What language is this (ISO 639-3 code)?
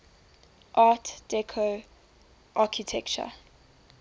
eng